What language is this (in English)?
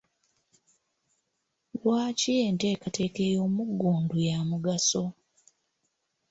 Ganda